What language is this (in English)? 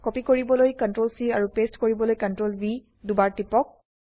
Assamese